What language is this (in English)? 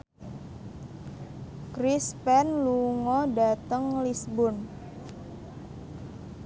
Javanese